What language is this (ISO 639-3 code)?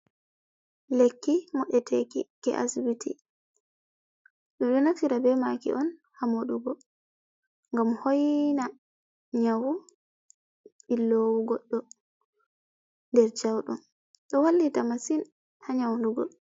ful